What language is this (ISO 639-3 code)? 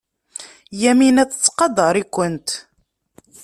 kab